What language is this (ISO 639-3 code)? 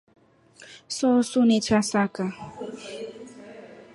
rof